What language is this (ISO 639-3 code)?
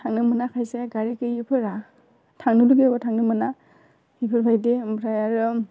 brx